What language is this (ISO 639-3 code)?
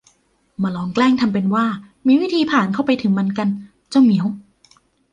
tha